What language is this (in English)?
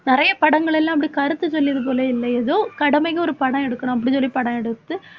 Tamil